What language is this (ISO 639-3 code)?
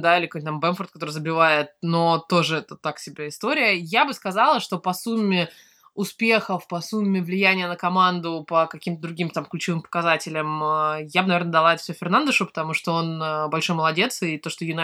rus